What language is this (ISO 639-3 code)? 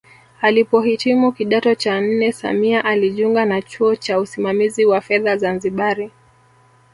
swa